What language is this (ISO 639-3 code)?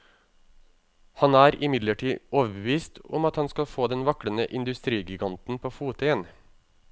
nor